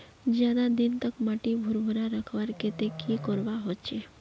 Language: Magahi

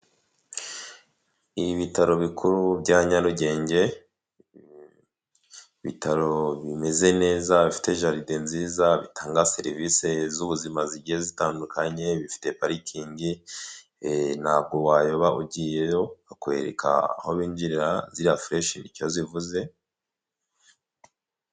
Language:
Kinyarwanda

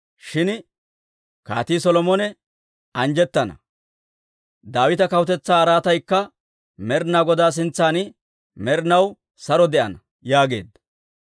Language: Dawro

